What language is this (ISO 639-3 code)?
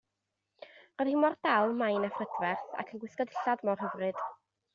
cym